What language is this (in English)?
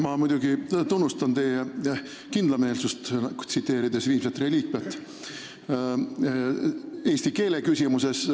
Estonian